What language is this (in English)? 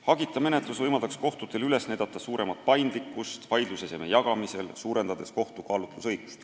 Estonian